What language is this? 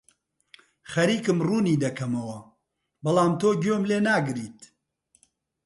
Central Kurdish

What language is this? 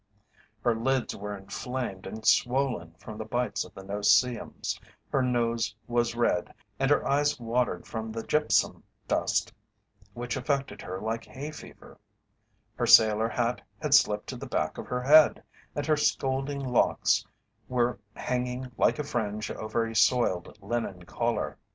English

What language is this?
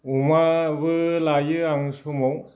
Bodo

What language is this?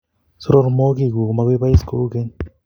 Kalenjin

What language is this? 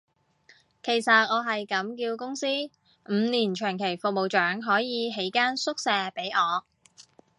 Cantonese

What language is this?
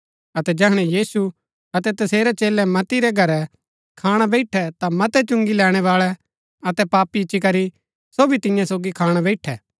Gaddi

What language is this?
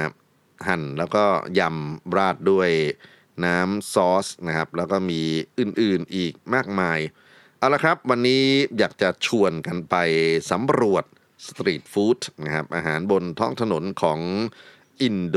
Thai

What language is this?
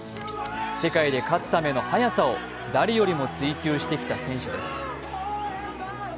Japanese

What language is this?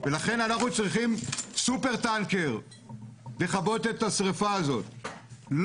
Hebrew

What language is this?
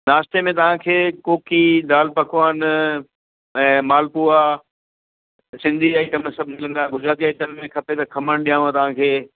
Sindhi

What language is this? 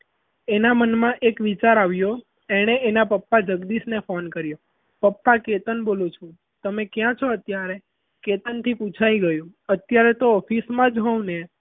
Gujarati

